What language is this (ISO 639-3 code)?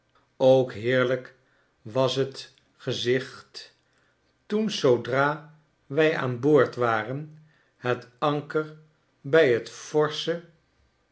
nld